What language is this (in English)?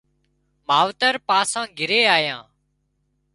Wadiyara Koli